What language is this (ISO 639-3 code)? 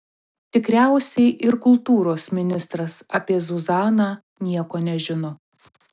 lit